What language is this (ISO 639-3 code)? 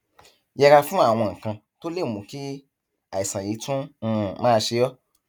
yor